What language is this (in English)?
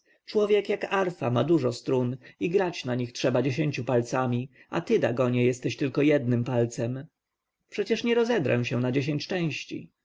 Polish